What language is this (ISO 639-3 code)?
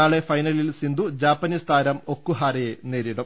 mal